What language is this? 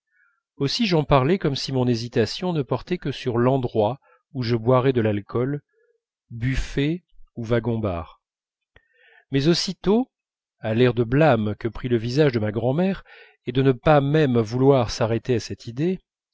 French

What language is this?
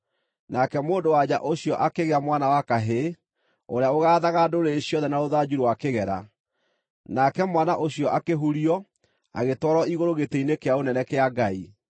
Kikuyu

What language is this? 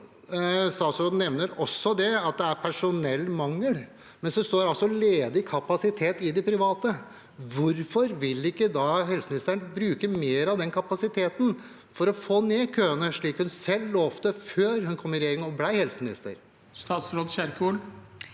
Norwegian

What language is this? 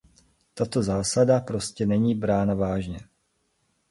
Czech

